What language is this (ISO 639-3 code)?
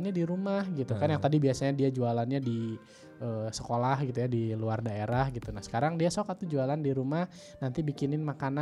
ind